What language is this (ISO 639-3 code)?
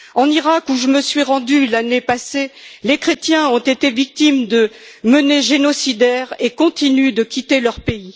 fra